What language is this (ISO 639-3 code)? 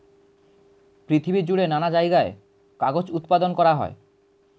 ben